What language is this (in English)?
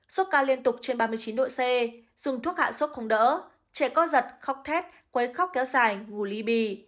Vietnamese